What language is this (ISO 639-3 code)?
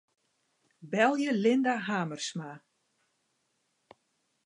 fry